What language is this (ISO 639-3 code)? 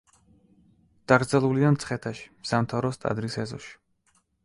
kat